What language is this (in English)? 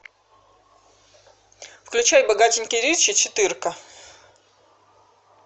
Russian